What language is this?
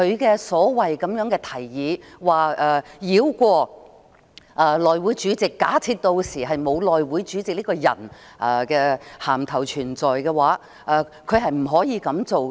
Cantonese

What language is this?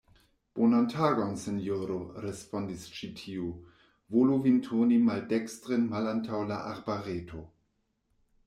Esperanto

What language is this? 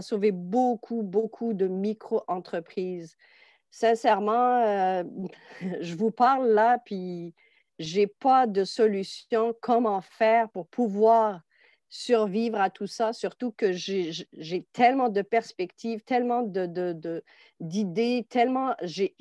French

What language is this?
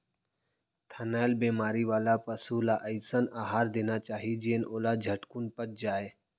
Chhattisgarhi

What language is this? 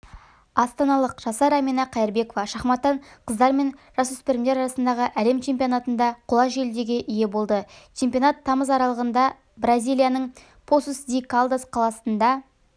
Kazakh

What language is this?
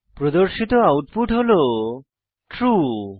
Bangla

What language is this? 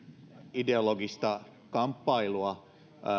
Finnish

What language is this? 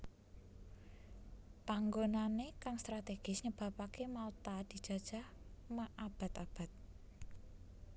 Javanese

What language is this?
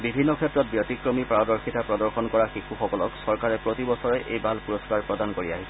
Assamese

